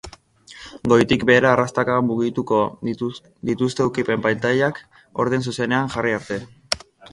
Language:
Basque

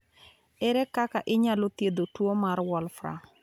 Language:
Luo (Kenya and Tanzania)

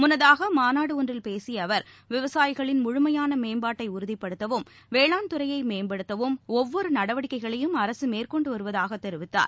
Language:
Tamil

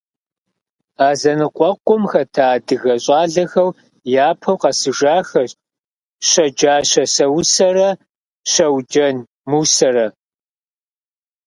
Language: Kabardian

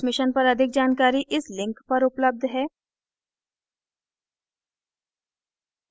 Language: Hindi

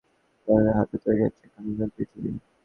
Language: Bangla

